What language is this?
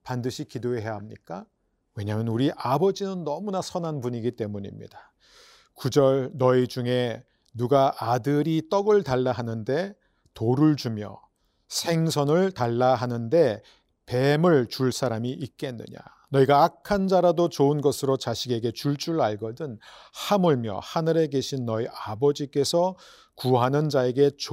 Korean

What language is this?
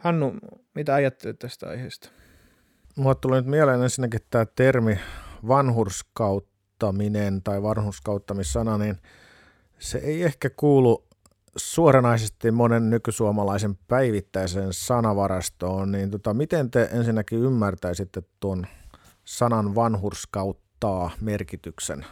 Finnish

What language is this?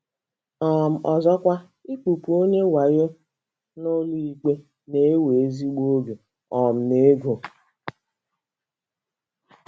Igbo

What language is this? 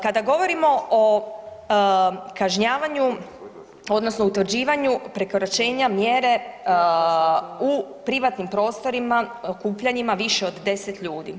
Croatian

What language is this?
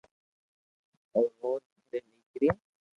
Loarki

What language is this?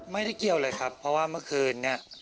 Thai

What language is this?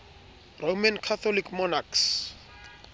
Southern Sotho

